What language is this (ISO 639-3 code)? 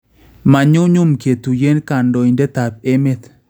kln